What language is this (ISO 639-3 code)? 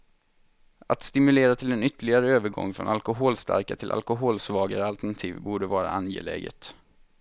swe